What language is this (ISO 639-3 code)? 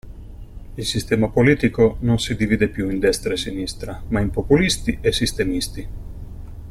ita